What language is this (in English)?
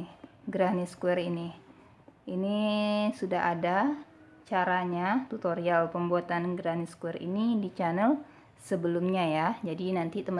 Indonesian